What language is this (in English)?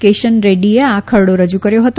Gujarati